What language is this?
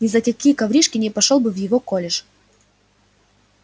Russian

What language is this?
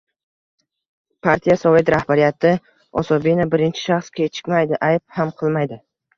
Uzbek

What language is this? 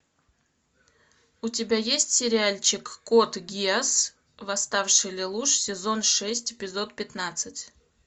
Russian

